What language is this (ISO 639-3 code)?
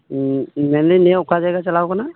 sat